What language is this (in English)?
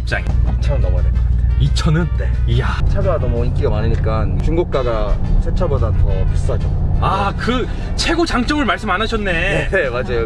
Korean